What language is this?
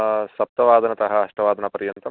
Sanskrit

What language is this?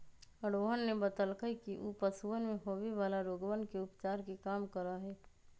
Magahi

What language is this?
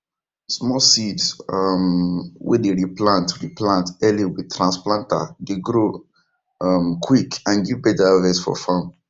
Nigerian Pidgin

